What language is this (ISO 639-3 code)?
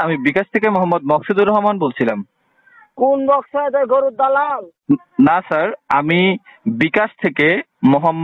ron